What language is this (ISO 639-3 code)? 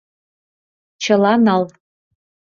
chm